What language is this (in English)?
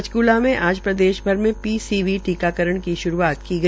Hindi